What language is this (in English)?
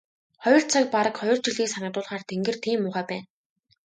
Mongolian